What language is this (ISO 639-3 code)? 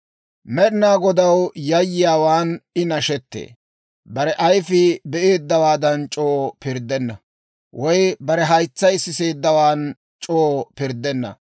dwr